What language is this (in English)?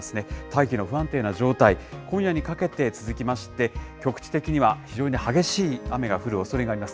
Japanese